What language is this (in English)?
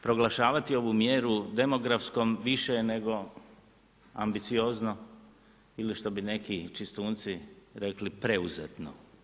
Croatian